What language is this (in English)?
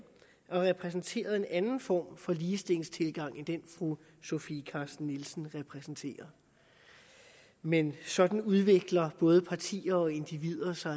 Danish